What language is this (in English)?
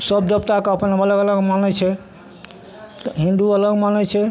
Maithili